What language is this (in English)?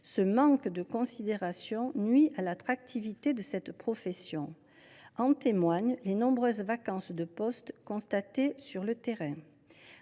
French